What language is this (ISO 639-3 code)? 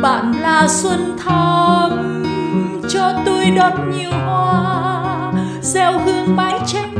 vie